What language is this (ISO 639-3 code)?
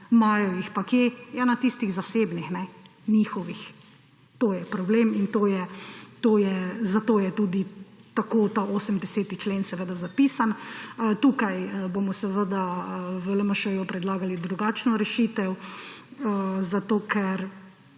slv